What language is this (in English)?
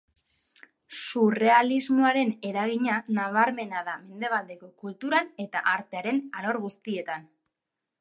Basque